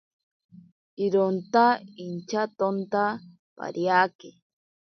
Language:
Ashéninka Perené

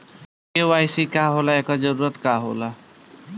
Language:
Bhojpuri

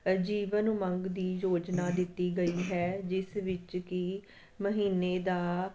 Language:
Punjabi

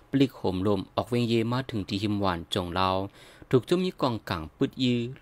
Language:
Thai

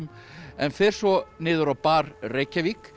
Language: Icelandic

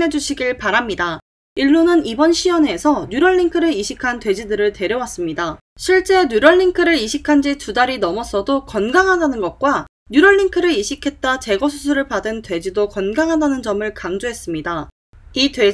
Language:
Korean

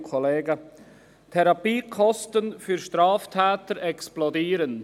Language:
Swiss German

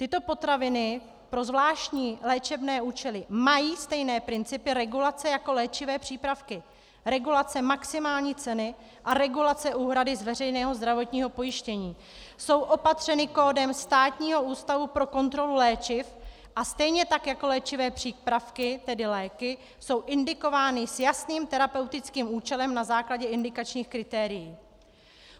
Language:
Czech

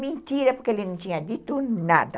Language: Portuguese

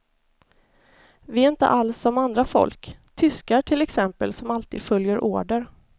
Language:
Swedish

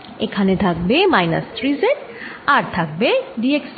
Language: Bangla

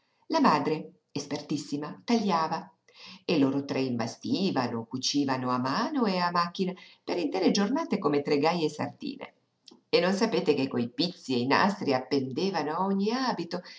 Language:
Italian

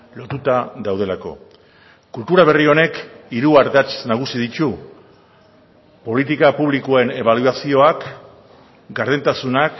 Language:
Basque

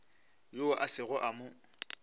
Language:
Northern Sotho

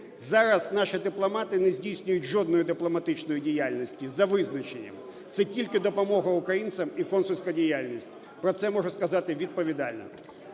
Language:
Ukrainian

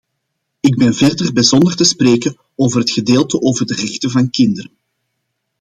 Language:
Dutch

